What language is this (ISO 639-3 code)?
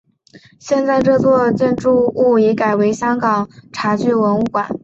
zho